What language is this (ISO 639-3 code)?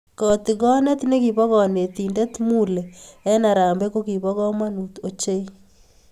kln